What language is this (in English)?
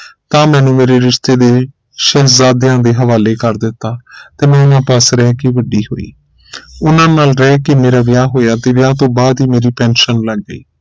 Punjabi